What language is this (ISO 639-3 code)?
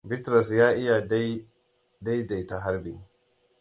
hau